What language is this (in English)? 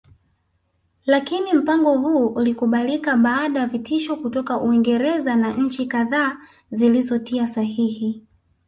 Swahili